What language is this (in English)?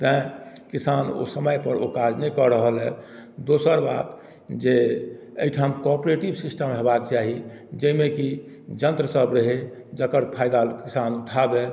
Maithili